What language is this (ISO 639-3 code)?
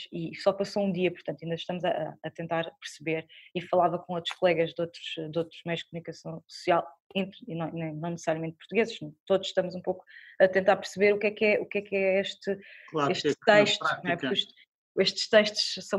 por